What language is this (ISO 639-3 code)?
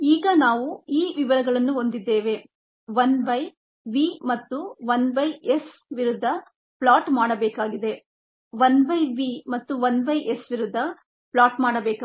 kan